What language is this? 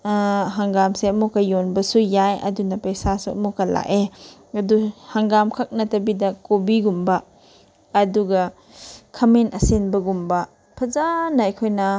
Manipuri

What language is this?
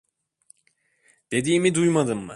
Turkish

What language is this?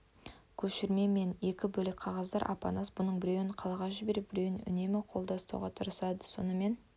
Kazakh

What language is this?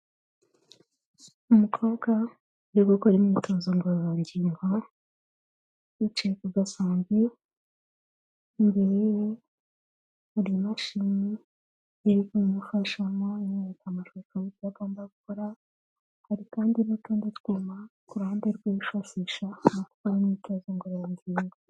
Kinyarwanda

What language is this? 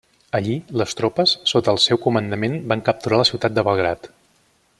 Catalan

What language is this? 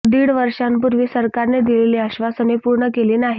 Marathi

